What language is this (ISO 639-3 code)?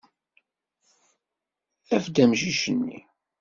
kab